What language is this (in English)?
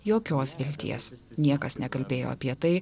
Lithuanian